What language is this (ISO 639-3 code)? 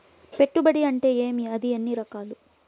tel